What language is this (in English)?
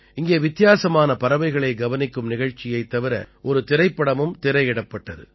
Tamil